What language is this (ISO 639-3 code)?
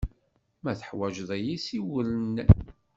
kab